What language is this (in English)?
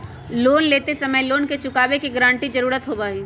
Magahi